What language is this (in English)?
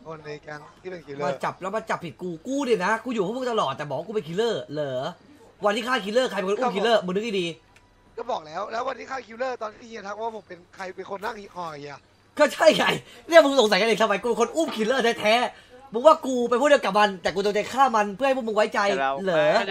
Thai